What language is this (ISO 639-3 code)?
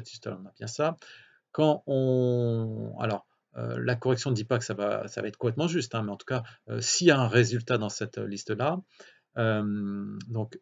fra